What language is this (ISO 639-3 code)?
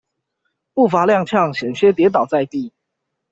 zho